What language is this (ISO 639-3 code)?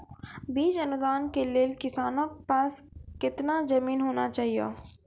mai